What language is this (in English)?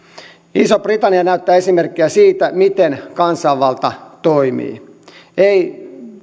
Finnish